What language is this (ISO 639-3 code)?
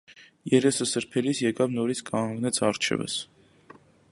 hye